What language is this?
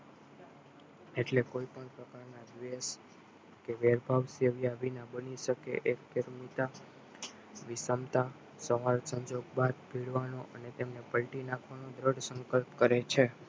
Gujarati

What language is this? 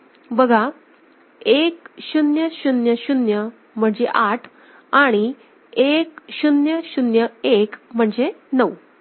Marathi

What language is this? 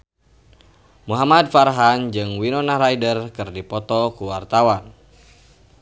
Sundanese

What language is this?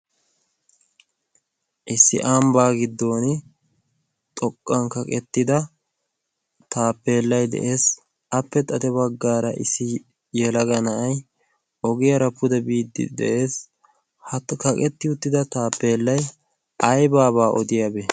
Wolaytta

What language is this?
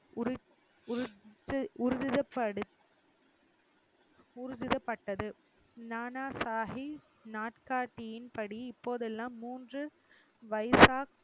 Tamil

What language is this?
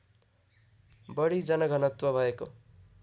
Nepali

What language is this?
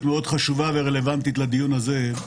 Hebrew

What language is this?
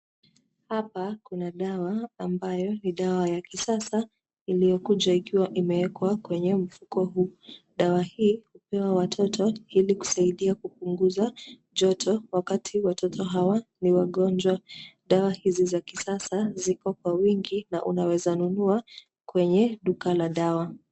Swahili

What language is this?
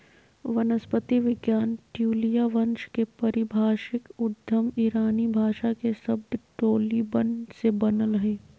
Magahi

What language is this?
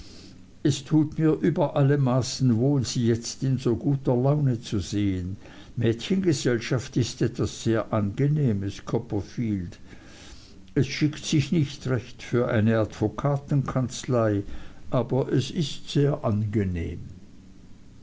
German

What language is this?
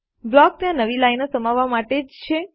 Gujarati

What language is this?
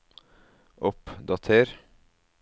Norwegian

